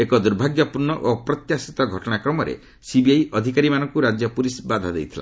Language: Odia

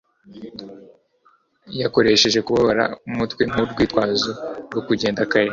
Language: Kinyarwanda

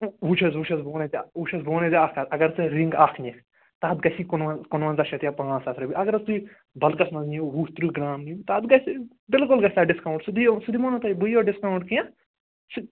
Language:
Kashmiri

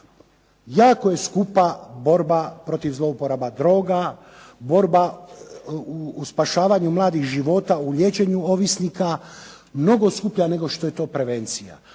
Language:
Croatian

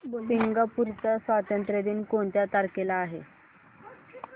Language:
Marathi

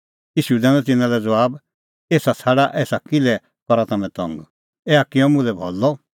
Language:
Kullu Pahari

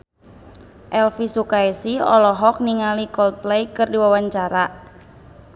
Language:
Sundanese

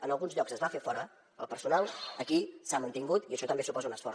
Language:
Catalan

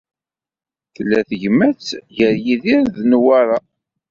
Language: Kabyle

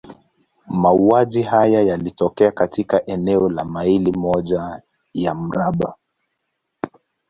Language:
Swahili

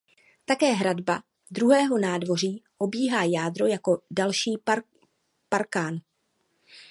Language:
Czech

